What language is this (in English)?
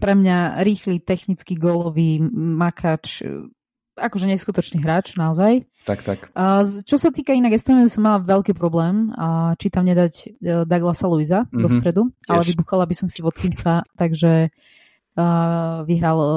Slovak